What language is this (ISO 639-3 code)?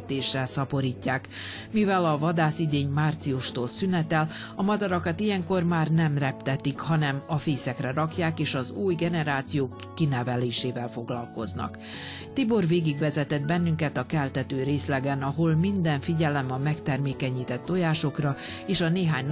hun